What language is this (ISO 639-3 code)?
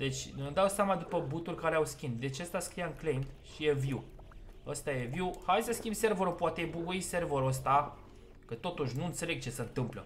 ron